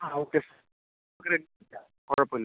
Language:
Malayalam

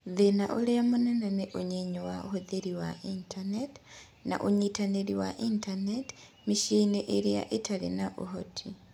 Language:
Kikuyu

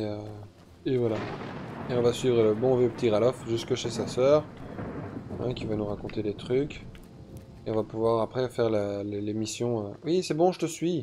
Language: French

